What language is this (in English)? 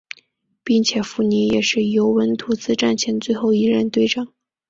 Chinese